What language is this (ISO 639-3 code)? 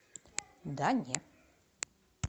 rus